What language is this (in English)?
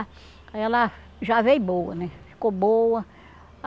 Portuguese